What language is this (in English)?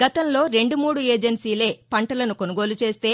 Telugu